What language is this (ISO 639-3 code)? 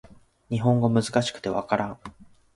jpn